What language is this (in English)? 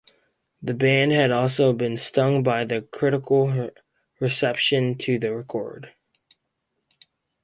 English